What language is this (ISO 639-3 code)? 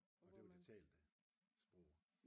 dan